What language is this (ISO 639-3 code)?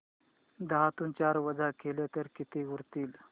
mar